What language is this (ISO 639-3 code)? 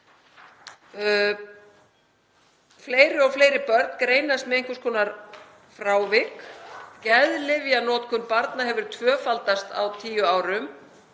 isl